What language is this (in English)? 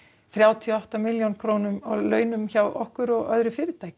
Icelandic